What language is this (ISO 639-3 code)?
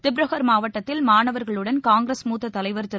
tam